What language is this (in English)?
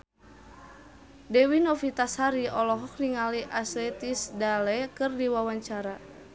Sundanese